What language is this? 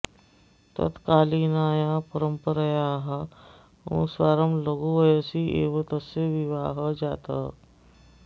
Sanskrit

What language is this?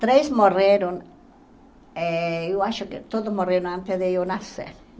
Portuguese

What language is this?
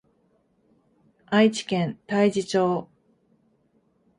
Japanese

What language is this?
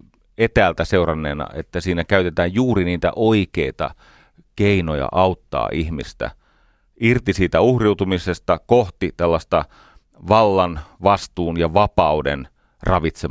Finnish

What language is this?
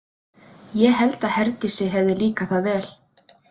Icelandic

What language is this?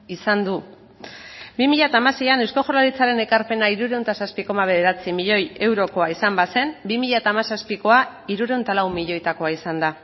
Basque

